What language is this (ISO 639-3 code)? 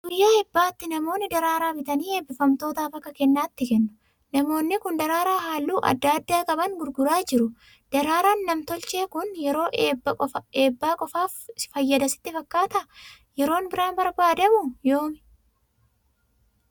orm